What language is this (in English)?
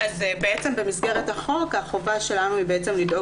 Hebrew